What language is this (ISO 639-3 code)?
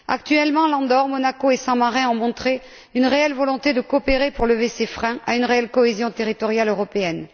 fra